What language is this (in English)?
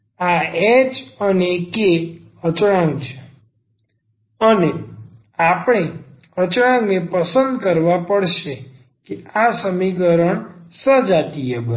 Gujarati